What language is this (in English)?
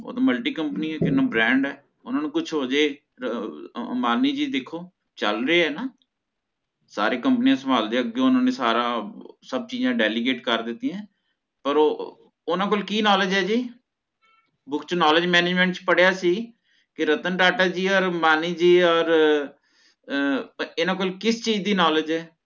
Punjabi